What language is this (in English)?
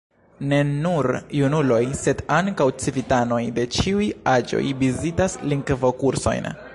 Esperanto